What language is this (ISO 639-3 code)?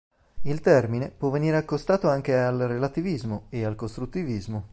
ita